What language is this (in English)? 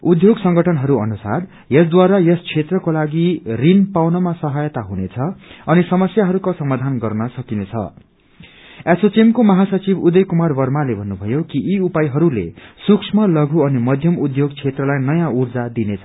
Nepali